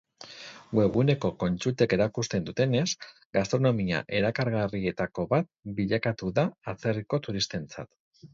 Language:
Basque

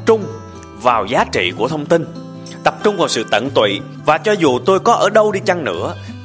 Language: Vietnamese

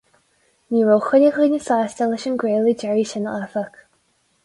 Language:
Irish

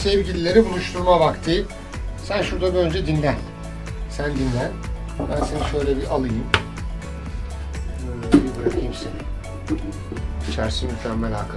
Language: Turkish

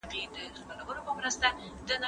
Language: Pashto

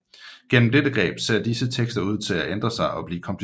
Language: Danish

